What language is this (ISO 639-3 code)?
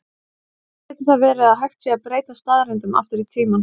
isl